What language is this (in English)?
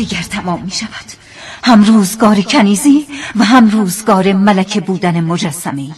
Persian